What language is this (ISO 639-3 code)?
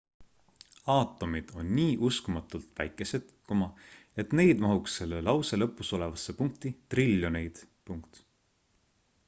est